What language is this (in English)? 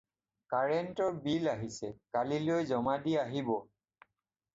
Assamese